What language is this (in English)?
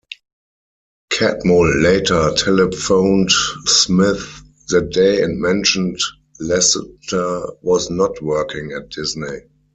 English